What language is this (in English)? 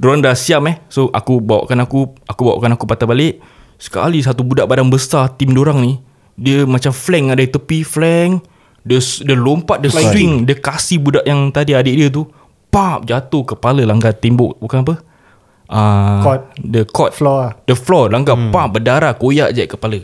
Malay